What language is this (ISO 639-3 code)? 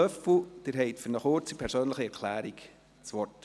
gsw